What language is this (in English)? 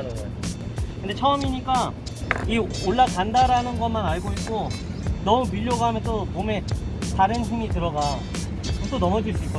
Korean